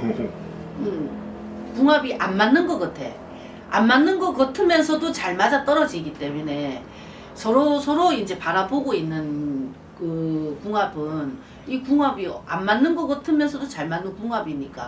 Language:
Korean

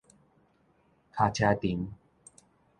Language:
Min Nan Chinese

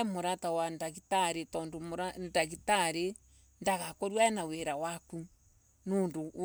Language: Embu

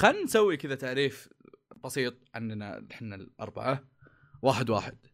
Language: Arabic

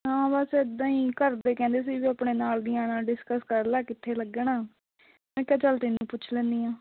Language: Punjabi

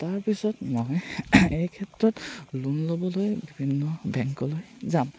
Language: Assamese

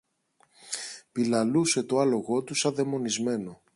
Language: Greek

